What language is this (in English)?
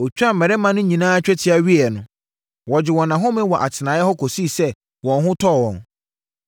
Akan